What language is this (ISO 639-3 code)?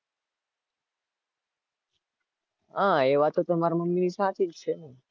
guj